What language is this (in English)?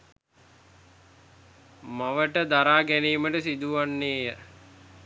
Sinhala